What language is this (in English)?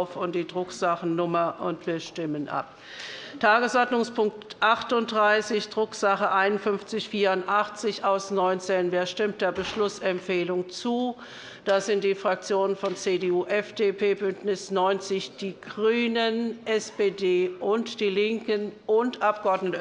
German